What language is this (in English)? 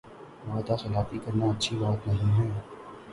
Urdu